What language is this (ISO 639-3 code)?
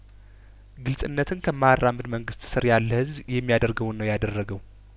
amh